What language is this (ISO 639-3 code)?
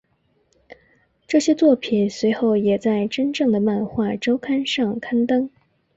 zho